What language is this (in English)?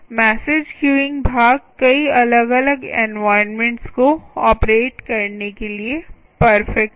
Hindi